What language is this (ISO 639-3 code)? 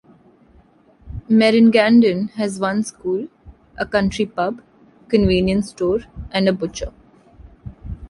eng